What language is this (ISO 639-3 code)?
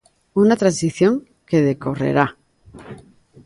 glg